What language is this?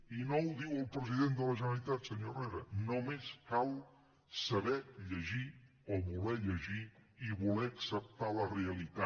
Catalan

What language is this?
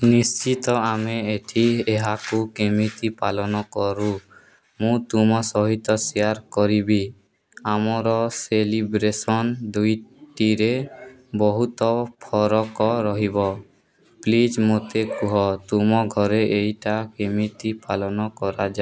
Odia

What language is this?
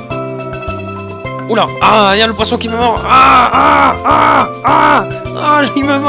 French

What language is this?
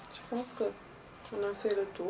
Wolof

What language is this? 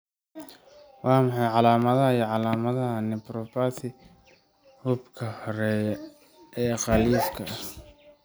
Somali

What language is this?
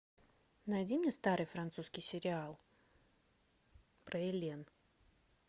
Russian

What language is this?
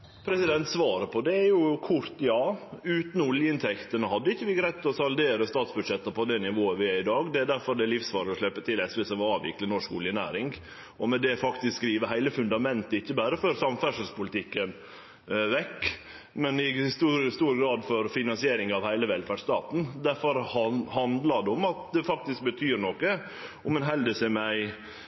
Norwegian Nynorsk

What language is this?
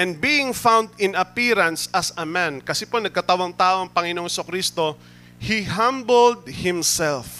Filipino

